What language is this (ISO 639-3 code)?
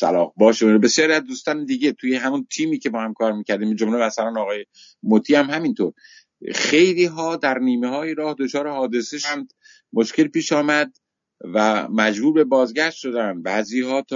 fas